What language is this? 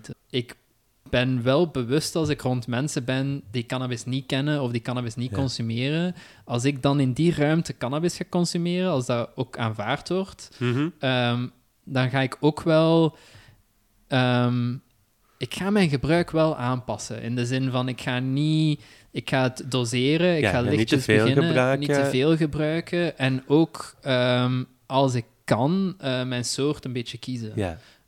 Dutch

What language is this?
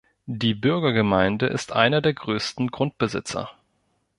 German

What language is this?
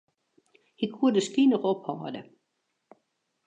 Western Frisian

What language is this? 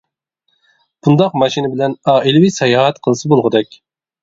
Uyghur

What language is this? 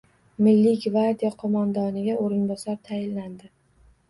Uzbek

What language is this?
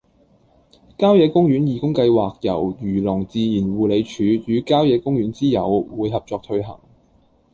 Cantonese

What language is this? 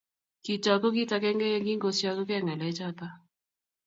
Kalenjin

